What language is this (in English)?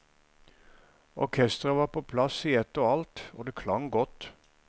Norwegian